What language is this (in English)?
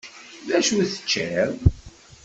Kabyle